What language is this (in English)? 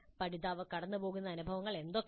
Malayalam